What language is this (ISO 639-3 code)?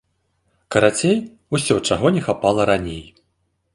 bel